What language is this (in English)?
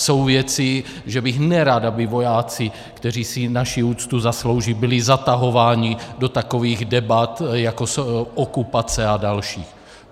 Czech